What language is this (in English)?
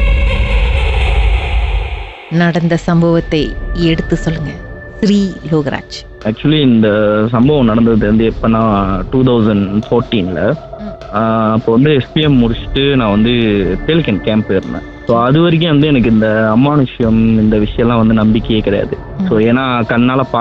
Tamil